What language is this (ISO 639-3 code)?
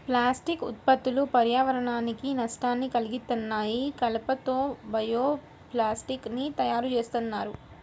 tel